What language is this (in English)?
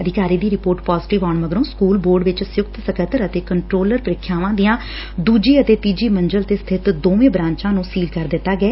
Punjabi